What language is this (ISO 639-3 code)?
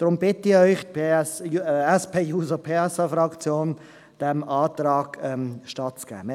gsw